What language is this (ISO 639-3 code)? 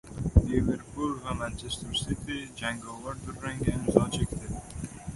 uzb